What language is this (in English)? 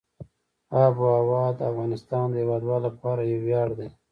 Pashto